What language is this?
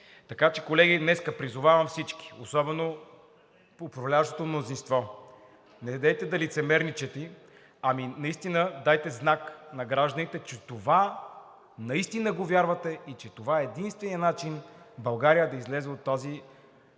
Bulgarian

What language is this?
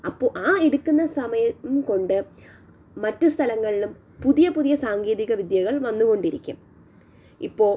Malayalam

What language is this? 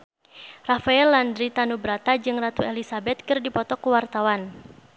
Sundanese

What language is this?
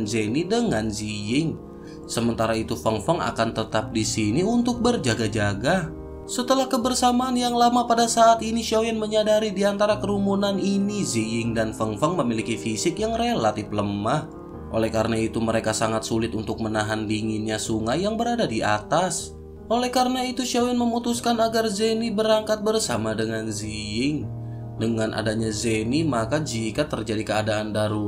Indonesian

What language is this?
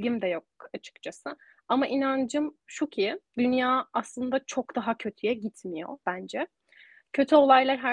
Turkish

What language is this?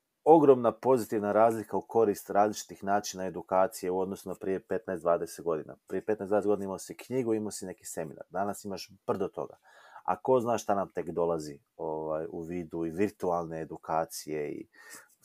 Croatian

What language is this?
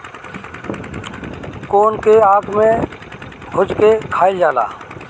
Bhojpuri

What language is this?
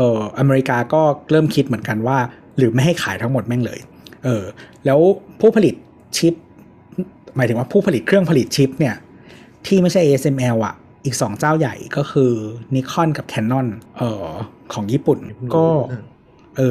Thai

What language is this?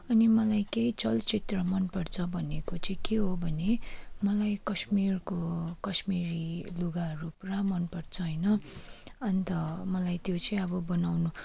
Nepali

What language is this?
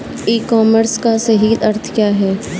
Hindi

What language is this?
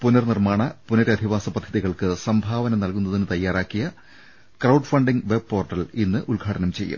Malayalam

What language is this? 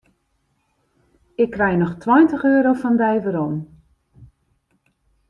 Western Frisian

